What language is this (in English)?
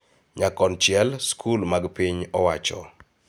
Luo (Kenya and Tanzania)